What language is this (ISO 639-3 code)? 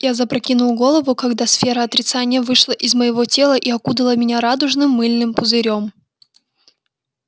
rus